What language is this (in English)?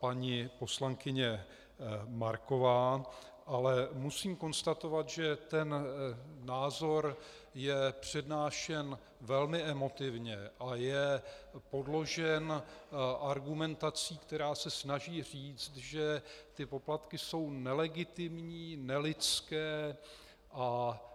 Czech